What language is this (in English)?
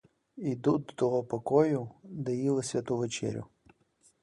Ukrainian